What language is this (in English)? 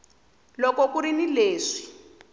Tsonga